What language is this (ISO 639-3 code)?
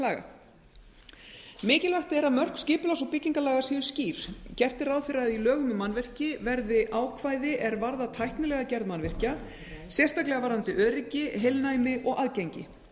isl